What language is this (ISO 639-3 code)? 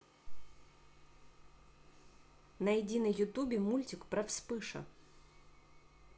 rus